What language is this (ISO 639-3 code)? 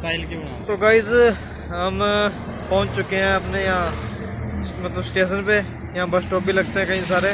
hin